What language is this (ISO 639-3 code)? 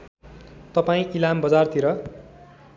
nep